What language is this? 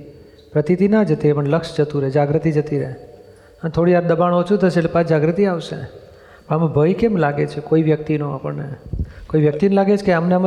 Gujarati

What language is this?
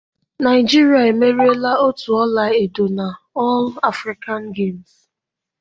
Igbo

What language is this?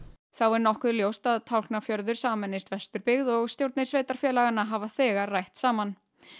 Icelandic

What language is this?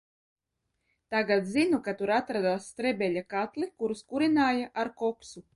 Latvian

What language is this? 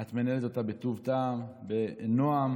Hebrew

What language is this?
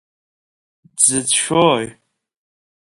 Abkhazian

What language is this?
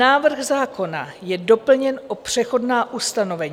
Czech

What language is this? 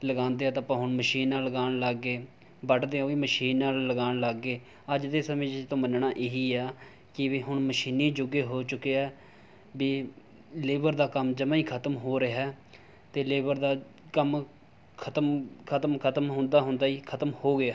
Punjabi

